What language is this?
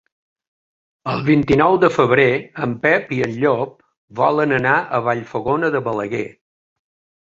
Catalan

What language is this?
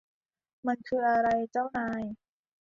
Thai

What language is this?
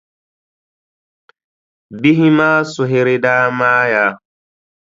Dagbani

